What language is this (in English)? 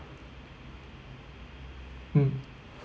English